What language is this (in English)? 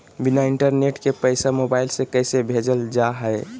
Magahi